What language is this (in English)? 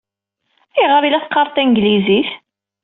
Kabyle